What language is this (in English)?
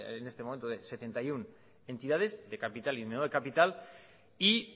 Spanish